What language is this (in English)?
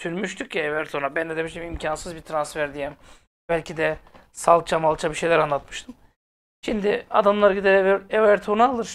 Turkish